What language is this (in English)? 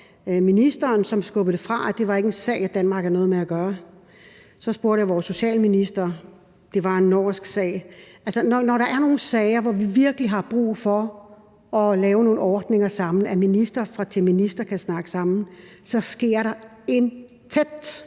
Danish